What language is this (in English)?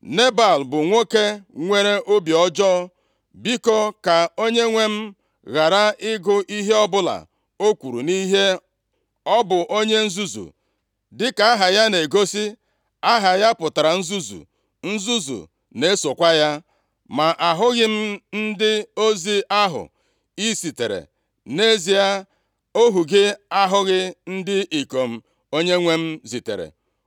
Igbo